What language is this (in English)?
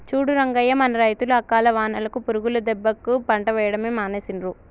Telugu